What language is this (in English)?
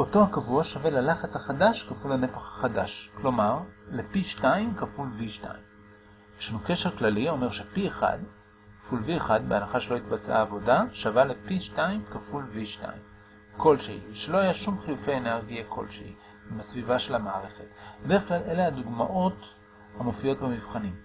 Hebrew